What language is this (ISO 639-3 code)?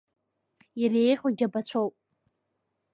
abk